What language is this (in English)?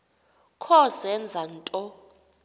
Xhosa